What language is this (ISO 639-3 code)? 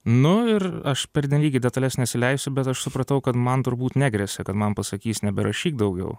lit